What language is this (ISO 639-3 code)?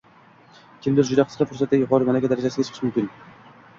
uzb